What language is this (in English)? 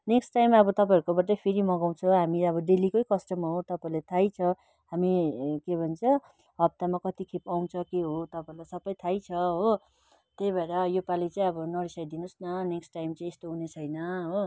Nepali